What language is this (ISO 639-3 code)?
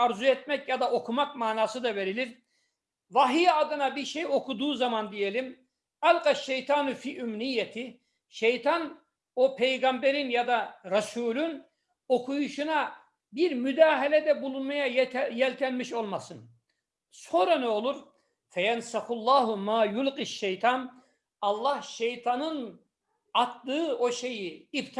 tur